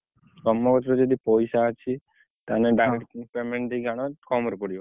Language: Odia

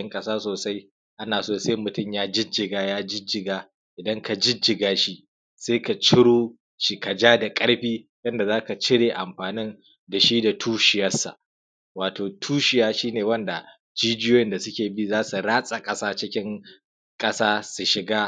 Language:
Hausa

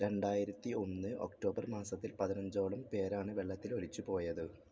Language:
Malayalam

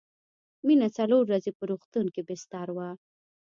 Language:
Pashto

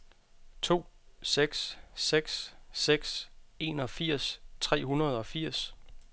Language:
Danish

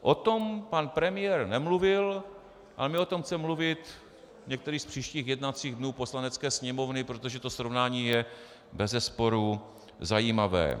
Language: Czech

